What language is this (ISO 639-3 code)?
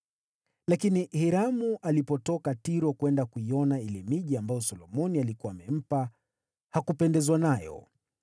swa